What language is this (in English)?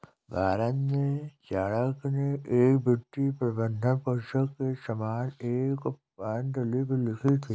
Hindi